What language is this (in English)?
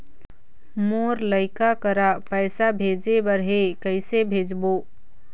Chhattisgarhi